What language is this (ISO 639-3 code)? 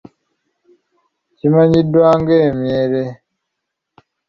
lug